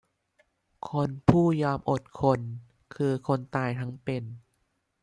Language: Thai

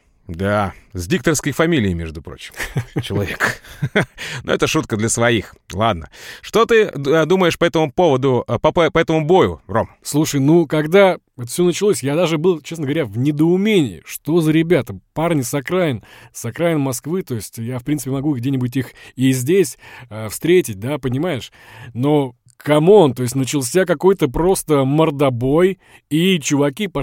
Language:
Russian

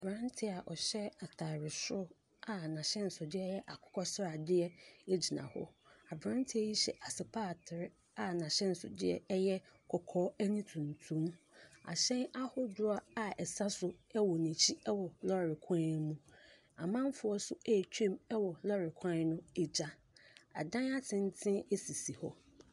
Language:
Akan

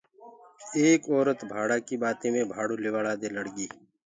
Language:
Gurgula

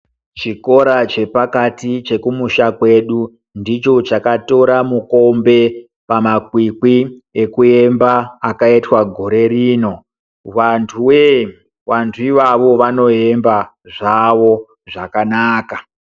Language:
Ndau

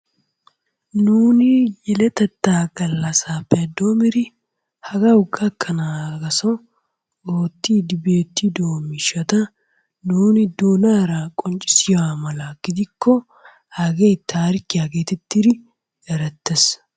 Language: Wolaytta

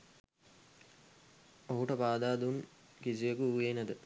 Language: Sinhala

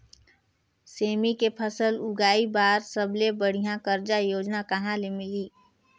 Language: Chhattisgarhi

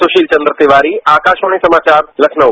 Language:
Hindi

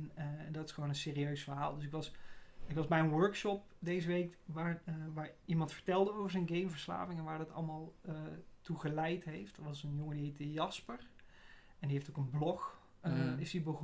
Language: Dutch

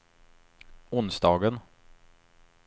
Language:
Swedish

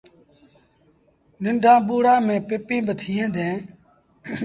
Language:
Sindhi Bhil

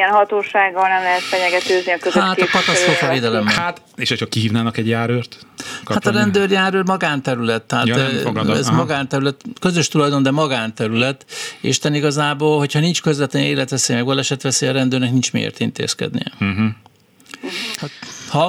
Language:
Hungarian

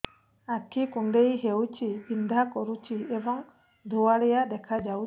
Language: Odia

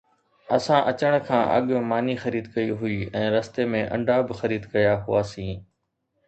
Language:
Sindhi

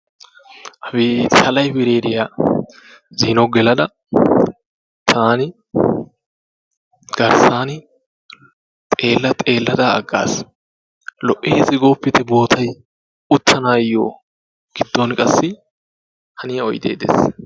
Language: Wolaytta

